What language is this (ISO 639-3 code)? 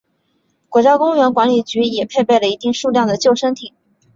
zho